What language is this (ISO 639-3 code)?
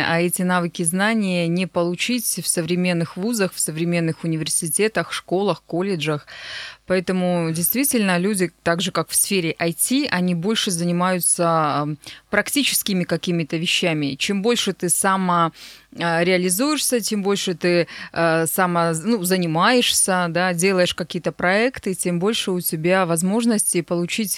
rus